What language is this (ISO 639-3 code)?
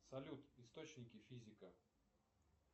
rus